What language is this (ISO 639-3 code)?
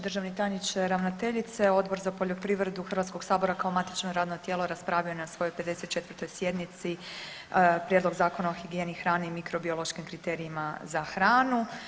hrv